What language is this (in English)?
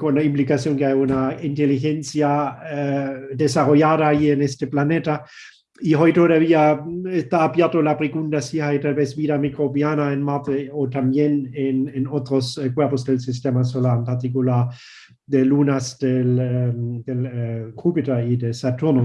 Spanish